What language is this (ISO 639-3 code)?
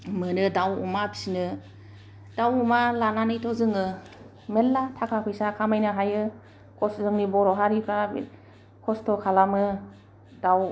brx